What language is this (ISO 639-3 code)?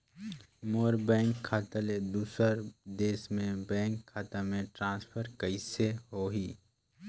hne